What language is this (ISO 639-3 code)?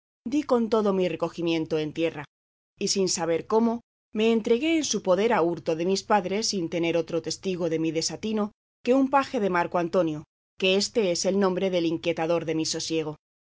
spa